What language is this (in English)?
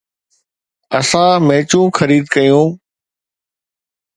Sindhi